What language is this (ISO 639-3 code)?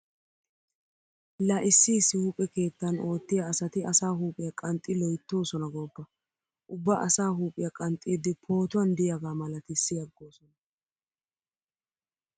wal